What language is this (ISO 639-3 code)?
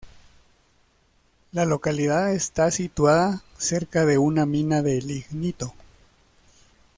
spa